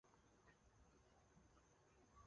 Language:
Chinese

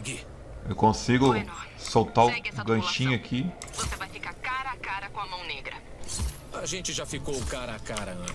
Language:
Portuguese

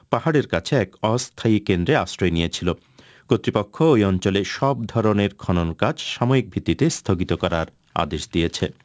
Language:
Bangla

